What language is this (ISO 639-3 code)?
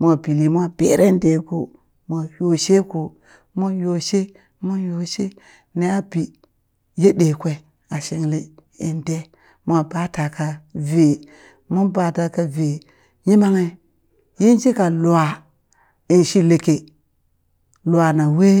bys